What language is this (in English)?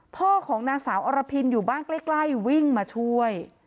Thai